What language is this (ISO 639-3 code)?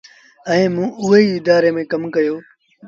sbn